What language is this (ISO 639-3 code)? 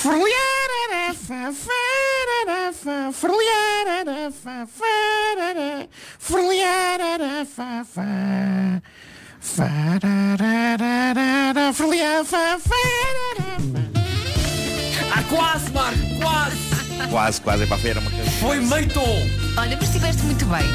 por